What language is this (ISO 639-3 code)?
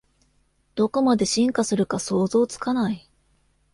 jpn